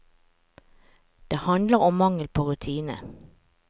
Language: Norwegian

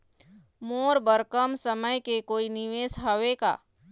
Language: Chhattisgarhi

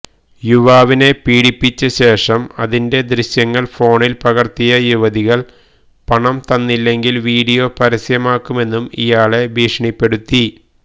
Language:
Malayalam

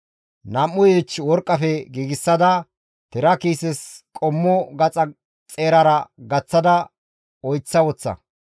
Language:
Gamo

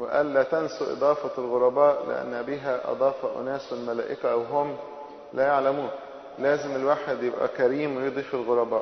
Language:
Arabic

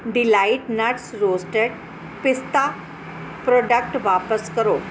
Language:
Punjabi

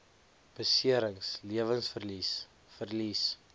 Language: Afrikaans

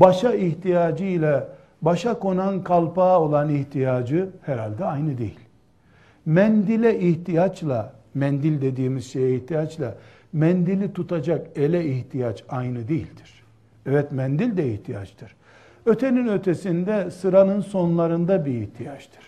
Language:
Turkish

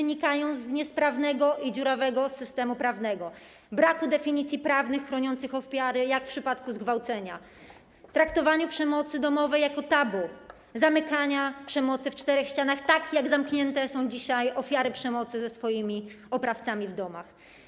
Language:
Polish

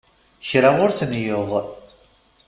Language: Kabyle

